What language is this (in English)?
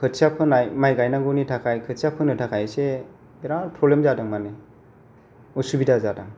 Bodo